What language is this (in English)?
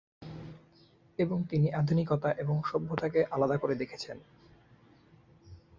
Bangla